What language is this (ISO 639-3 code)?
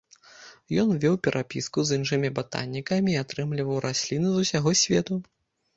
bel